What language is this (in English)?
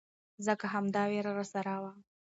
Pashto